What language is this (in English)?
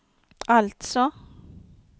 Swedish